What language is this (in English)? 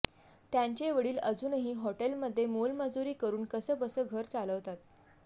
Marathi